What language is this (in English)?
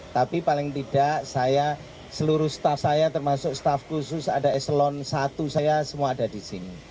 Indonesian